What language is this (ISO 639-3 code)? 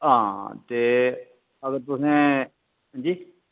doi